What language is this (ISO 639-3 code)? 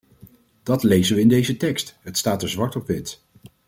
nld